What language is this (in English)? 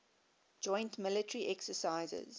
English